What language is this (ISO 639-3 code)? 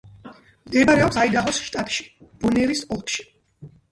kat